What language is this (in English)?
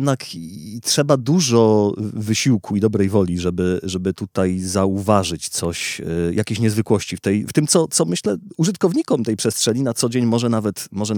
Polish